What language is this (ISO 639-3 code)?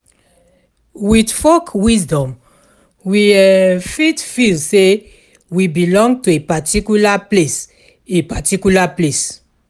pcm